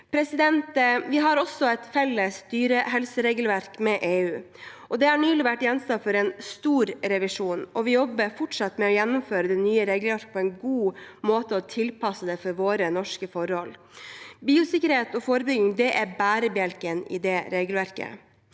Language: Norwegian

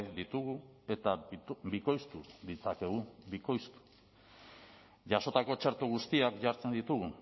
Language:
Basque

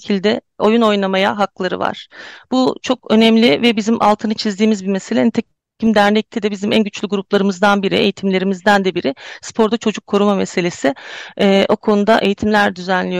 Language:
Turkish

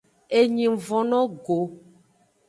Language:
Aja (Benin)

